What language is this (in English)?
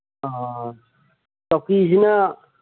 Manipuri